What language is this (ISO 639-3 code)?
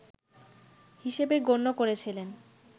ben